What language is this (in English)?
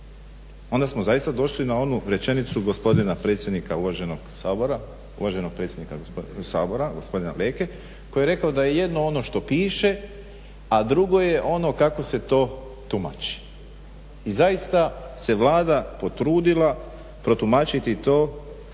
Croatian